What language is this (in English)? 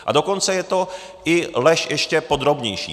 Czech